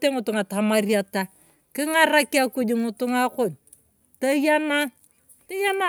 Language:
Turkana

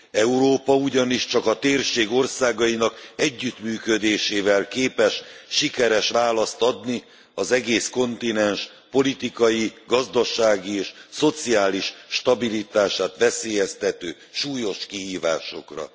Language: Hungarian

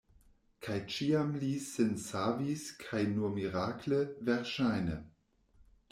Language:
Esperanto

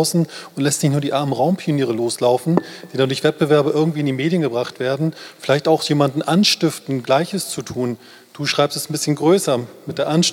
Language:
German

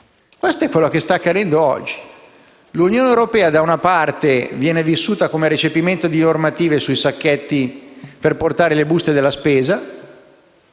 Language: Italian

